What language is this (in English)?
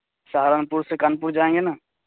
Urdu